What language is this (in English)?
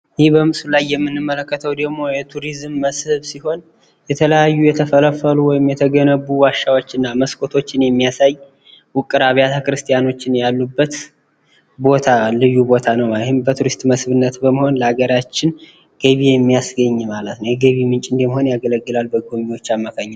Amharic